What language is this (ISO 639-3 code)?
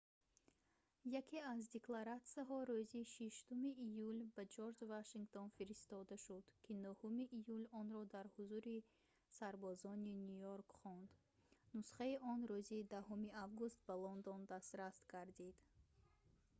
tgk